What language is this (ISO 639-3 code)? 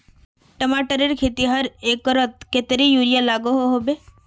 mag